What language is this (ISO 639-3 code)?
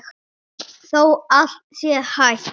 isl